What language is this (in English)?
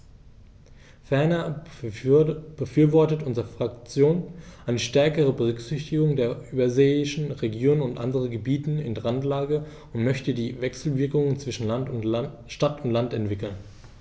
German